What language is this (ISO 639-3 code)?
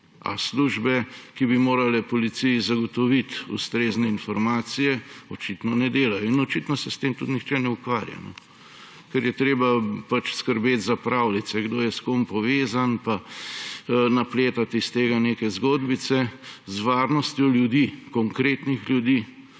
slv